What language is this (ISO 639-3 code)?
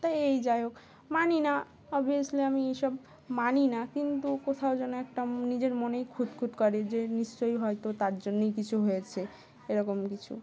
ben